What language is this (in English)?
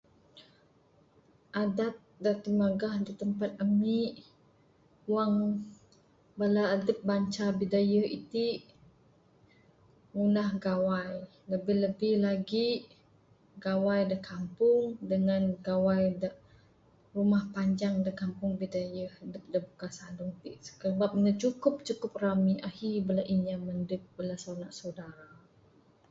Bukar-Sadung Bidayuh